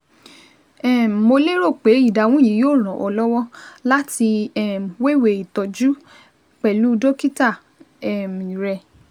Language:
Yoruba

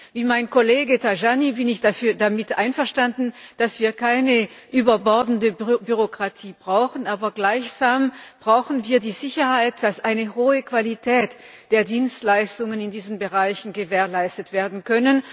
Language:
German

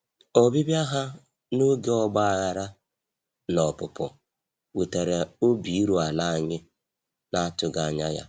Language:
Igbo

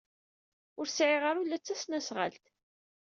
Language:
Kabyle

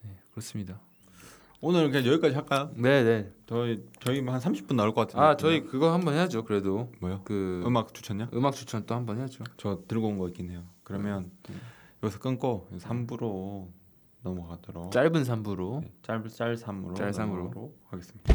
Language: Korean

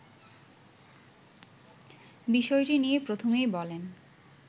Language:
Bangla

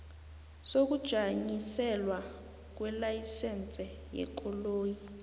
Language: South Ndebele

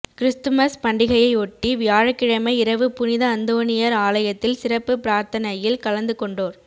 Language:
Tamil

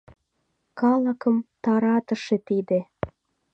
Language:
Mari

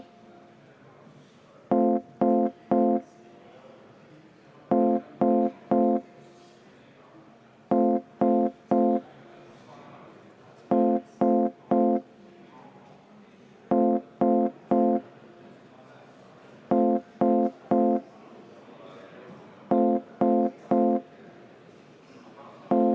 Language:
Estonian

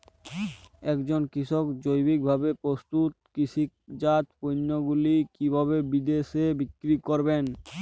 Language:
Bangla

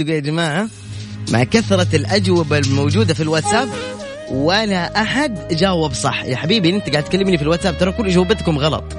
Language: Arabic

